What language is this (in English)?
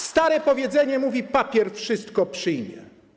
Polish